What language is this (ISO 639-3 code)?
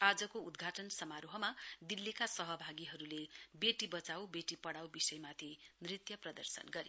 nep